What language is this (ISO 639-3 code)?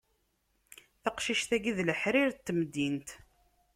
kab